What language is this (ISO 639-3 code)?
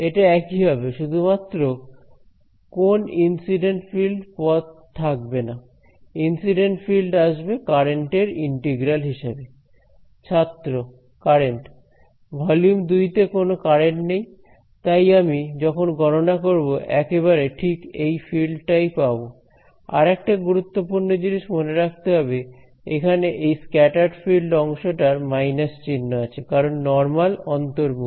ben